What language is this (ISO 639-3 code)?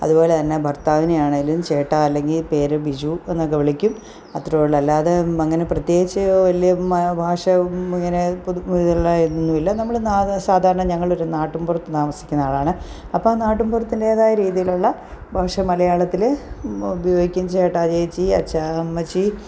mal